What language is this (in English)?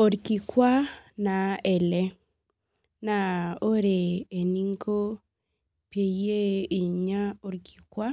Masai